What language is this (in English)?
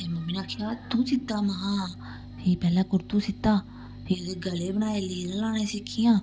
Dogri